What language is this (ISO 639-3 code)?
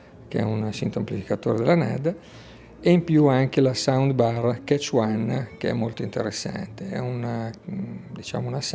ita